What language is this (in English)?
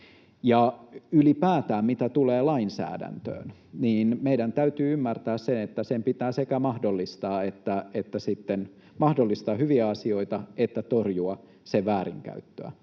Finnish